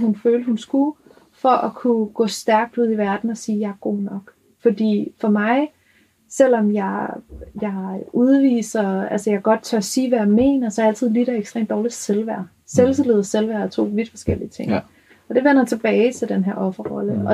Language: Danish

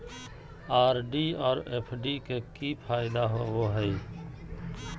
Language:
Magahi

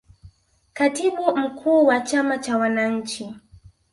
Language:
Swahili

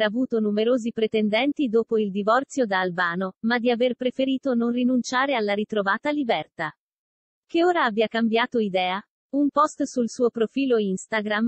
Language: Italian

